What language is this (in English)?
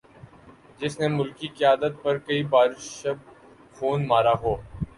Urdu